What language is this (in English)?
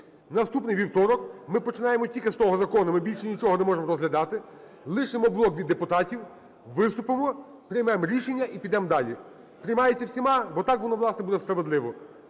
Ukrainian